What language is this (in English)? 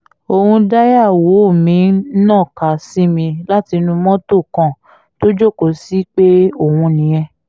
Yoruba